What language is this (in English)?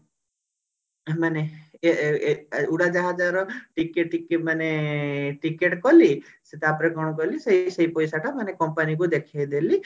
Odia